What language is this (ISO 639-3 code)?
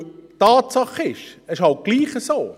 gsw